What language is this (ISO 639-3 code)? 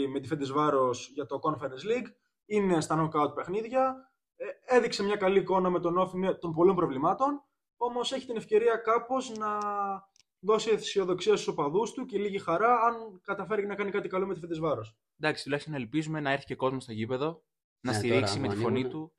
ell